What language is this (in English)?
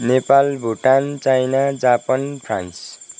Nepali